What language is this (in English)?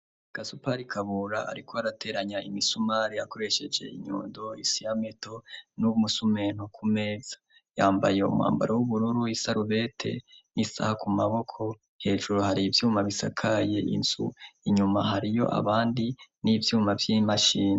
Rundi